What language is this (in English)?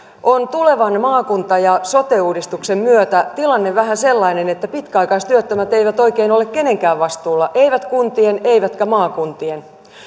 Finnish